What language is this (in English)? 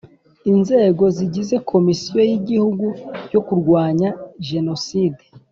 Kinyarwanda